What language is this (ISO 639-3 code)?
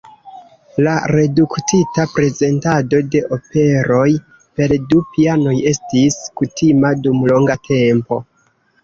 epo